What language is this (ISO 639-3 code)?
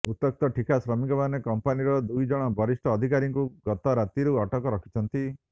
ori